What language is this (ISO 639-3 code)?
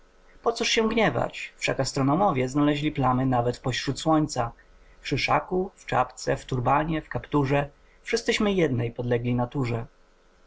pol